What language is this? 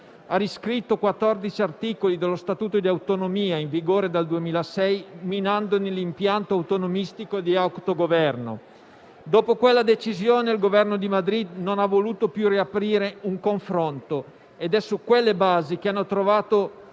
Italian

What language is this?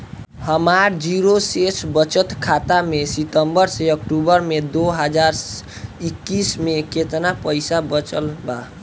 Bhojpuri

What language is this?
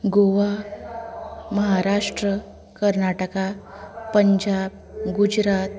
Konkani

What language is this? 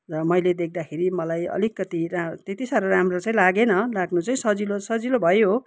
Nepali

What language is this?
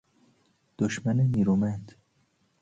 Persian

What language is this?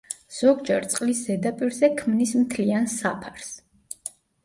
Georgian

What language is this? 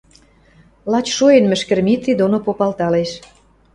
Western Mari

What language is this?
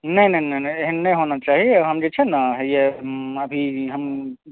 Maithili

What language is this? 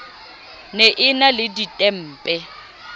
Southern Sotho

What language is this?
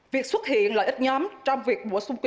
Vietnamese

